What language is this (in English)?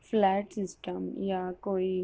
Urdu